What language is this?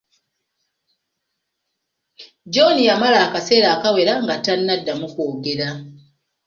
Ganda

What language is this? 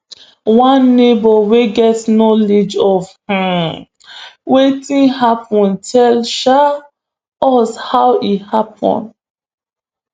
Nigerian Pidgin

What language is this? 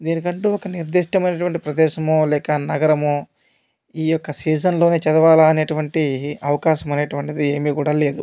Telugu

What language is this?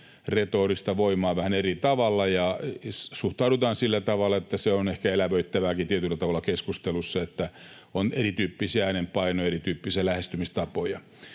Finnish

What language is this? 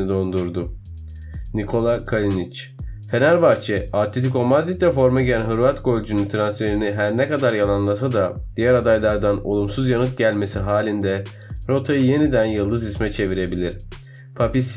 Turkish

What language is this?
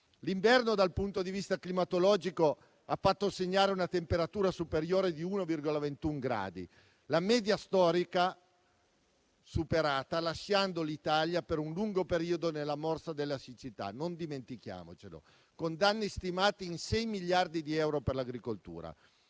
Italian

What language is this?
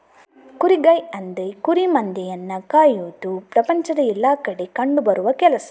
Kannada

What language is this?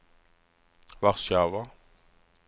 Norwegian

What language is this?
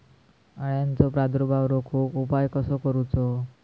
Marathi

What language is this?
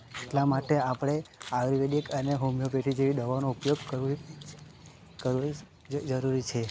Gujarati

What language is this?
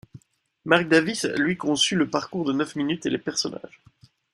French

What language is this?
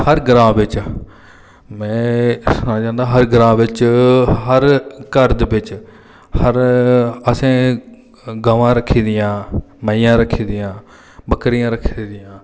Dogri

